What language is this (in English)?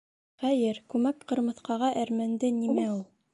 Bashkir